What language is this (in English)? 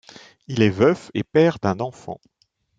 French